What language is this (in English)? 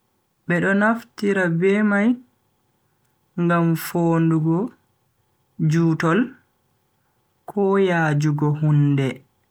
Bagirmi Fulfulde